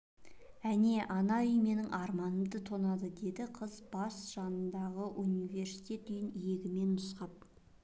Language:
Kazakh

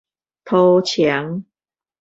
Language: Min Nan Chinese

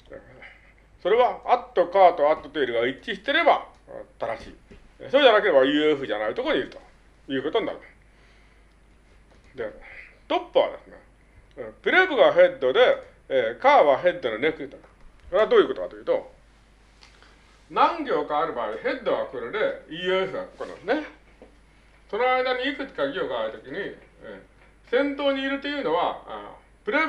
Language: Japanese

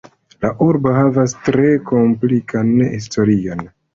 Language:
Esperanto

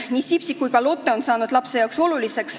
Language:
Estonian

